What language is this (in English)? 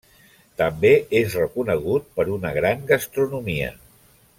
Catalan